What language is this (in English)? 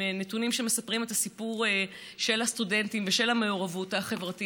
Hebrew